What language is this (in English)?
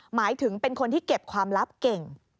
Thai